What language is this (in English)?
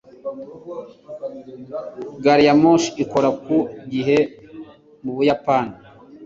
Kinyarwanda